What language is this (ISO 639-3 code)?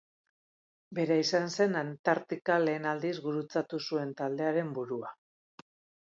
eus